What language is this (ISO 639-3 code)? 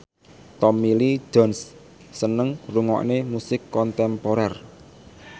jav